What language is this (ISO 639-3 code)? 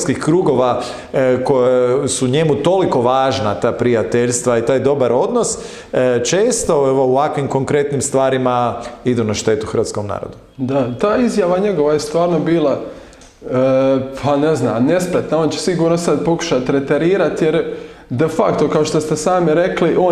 hrv